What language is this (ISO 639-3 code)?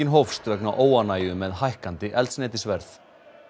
isl